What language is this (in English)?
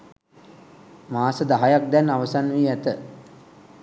Sinhala